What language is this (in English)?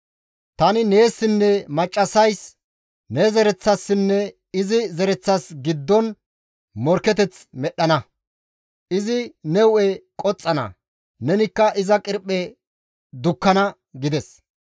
Gamo